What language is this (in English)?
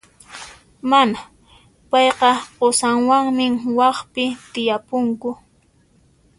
Puno Quechua